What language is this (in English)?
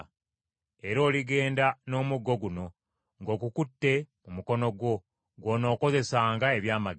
Ganda